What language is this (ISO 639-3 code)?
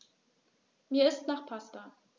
deu